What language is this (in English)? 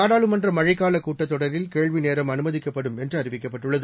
Tamil